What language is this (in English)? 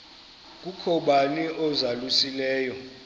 Xhosa